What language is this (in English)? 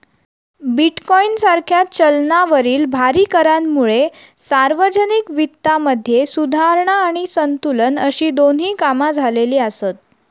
Marathi